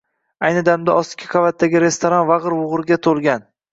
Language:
Uzbek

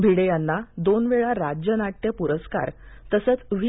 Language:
Marathi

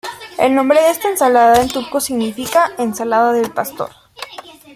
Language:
Spanish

